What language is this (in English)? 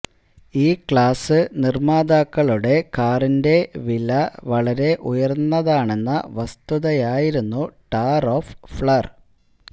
Malayalam